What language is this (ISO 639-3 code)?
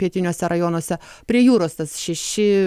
lit